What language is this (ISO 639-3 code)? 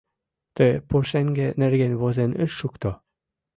chm